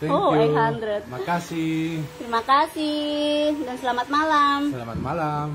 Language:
Indonesian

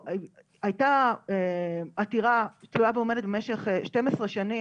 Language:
Hebrew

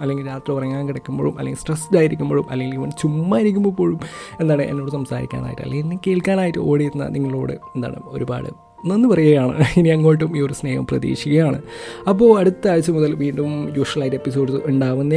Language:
Malayalam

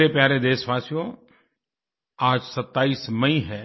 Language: Hindi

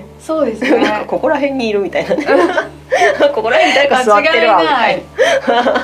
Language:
Japanese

